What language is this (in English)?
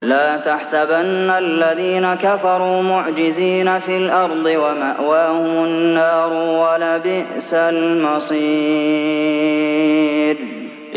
Arabic